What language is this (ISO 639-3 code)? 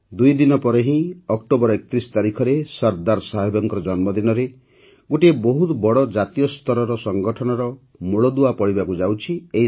ori